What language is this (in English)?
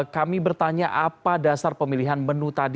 Indonesian